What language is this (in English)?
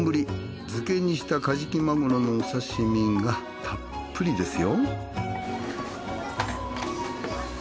Japanese